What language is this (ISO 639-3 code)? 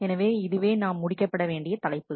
tam